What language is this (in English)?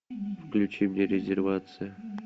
Russian